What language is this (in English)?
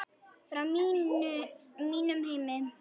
Icelandic